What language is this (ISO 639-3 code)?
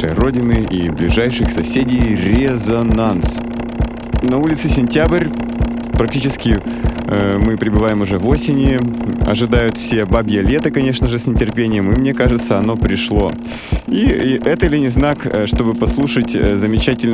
rus